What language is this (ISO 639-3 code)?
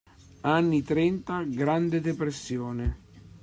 ita